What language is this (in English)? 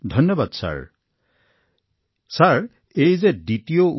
Assamese